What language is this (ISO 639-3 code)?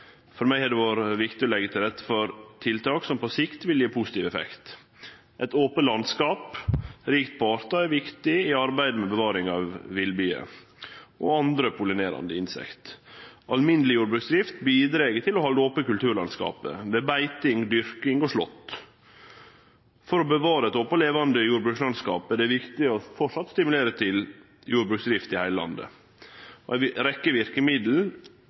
nno